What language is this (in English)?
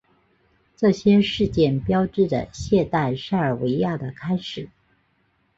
Chinese